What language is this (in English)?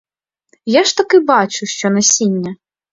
Ukrainian